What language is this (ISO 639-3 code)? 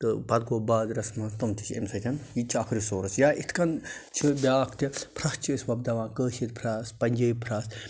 kas